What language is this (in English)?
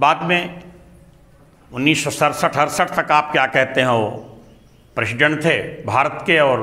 Hindi